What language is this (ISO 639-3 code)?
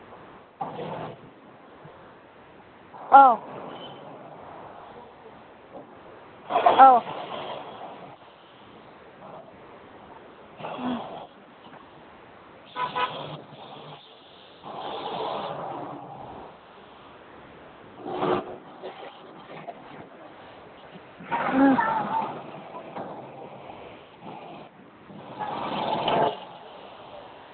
mni